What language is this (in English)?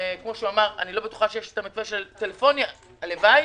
Hebrew